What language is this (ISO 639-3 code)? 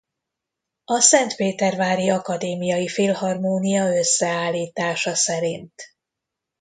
hun